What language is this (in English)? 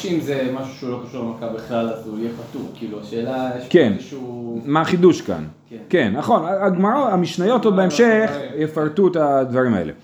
Hebrew